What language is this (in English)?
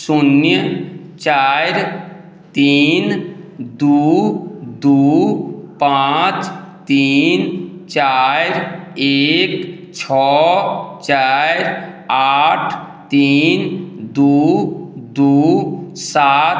Maithili